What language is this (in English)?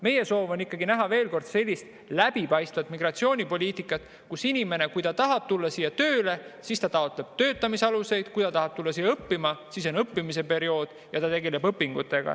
Estonian